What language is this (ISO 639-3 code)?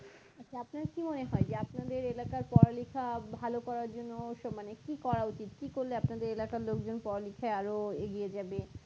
ben